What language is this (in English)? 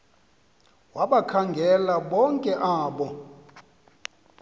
Xhosa